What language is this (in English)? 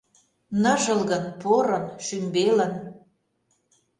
Mari